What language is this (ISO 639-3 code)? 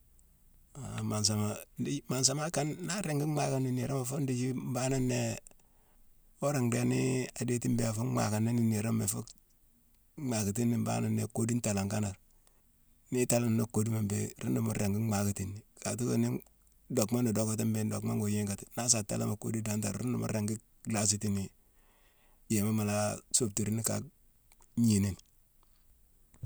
msw